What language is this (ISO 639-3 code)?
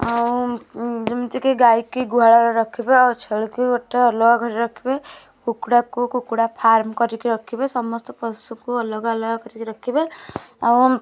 ori